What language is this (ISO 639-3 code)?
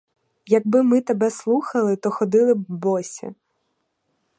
ukr